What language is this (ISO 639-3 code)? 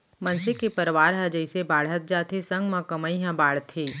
hne